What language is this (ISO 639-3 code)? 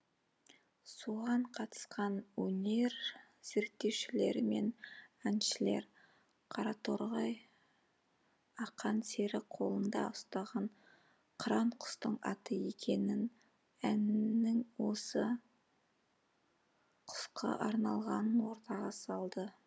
kaz